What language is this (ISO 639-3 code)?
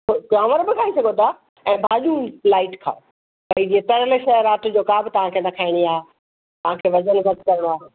snd